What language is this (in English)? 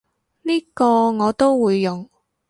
Cantonese